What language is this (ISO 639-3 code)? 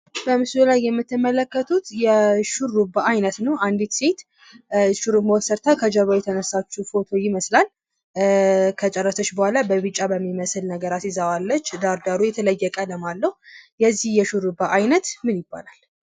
amh